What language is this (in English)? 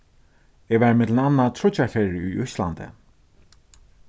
Faroese